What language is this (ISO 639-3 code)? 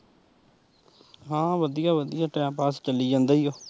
pan